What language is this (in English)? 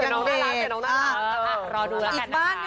Thai